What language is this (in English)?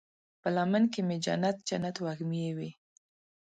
Pashto